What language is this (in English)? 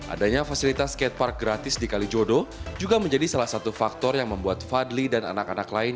Indonesian